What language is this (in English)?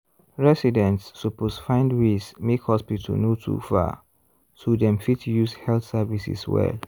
Nigerian Pidgin